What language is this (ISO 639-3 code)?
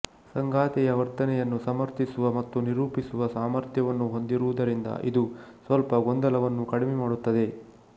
kan